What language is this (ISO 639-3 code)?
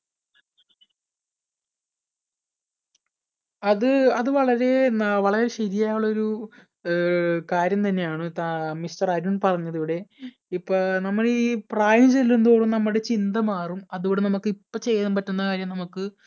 mal